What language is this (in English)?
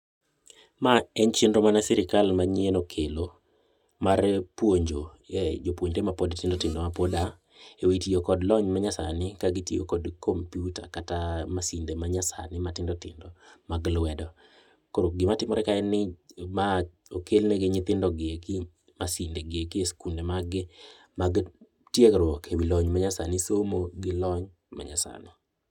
Luo (Kenya and Tanzania)